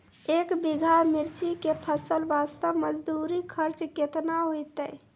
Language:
Maithili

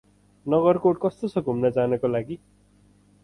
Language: Nepali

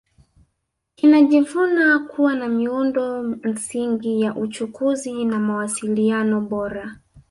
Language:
Swahili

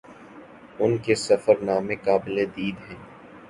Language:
Urdu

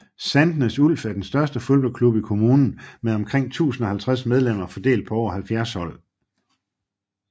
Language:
Danish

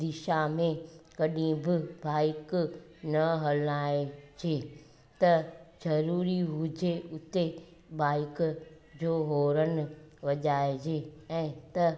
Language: Sindhi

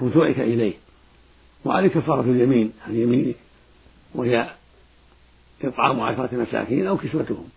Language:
Arabic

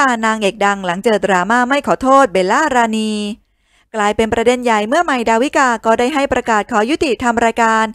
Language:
Thai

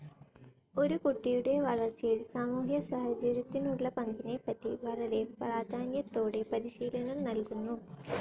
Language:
Malayalam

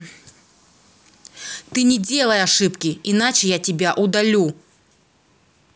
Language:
Russian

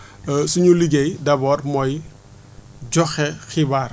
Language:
Wolof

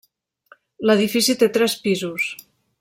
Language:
Catalan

